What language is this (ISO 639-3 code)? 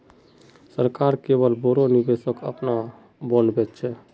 mag